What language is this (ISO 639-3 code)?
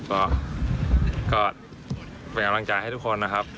tha